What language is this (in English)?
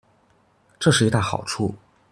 Chinese